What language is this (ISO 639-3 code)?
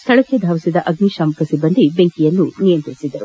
kan